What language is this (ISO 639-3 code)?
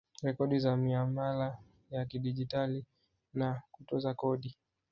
swa